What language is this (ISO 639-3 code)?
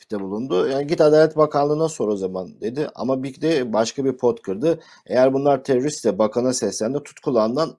tur